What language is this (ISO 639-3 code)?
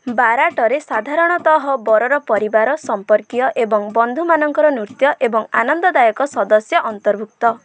ori